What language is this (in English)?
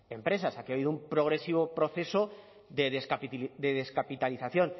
Spanish